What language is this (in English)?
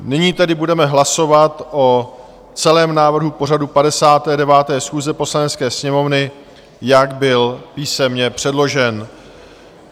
Czech